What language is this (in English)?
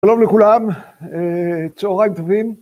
Hebrew